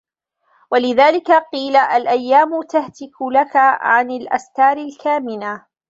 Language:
Arabic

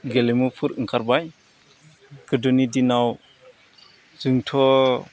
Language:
Bodo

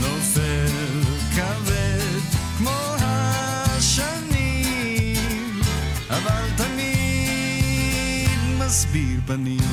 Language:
Hebrew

